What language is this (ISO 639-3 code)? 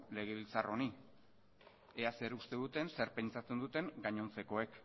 eus